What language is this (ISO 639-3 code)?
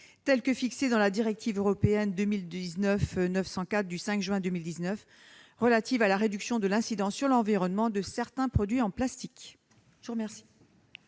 fra